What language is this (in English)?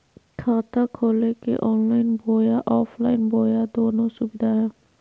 Magahi